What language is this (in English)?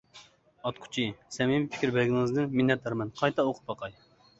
Uyghur